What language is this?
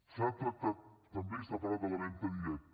Catalan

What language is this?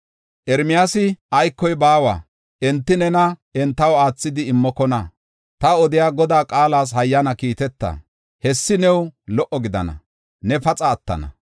Gofa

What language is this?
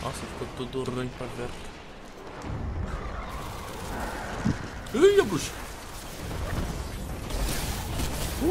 Portuguese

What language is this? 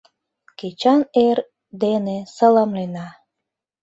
Mari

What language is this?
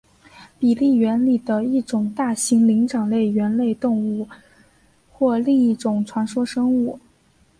Chinese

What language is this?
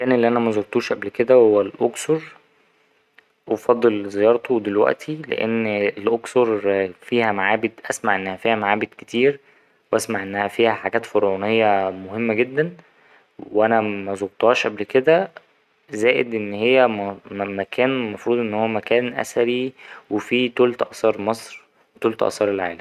Egyptian Arabic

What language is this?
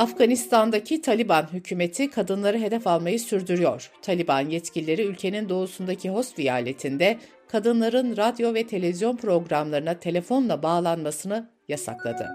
Turkish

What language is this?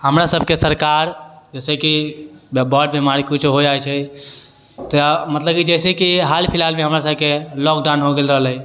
Maithili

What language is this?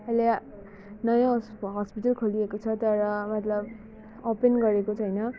Nepali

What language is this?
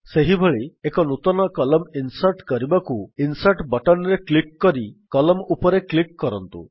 Odia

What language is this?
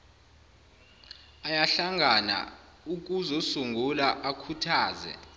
Zulu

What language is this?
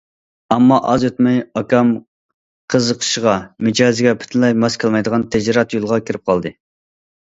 Uyghur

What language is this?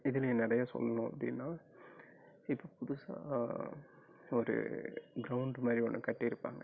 Tamil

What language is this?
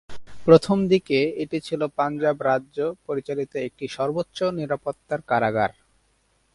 Bangla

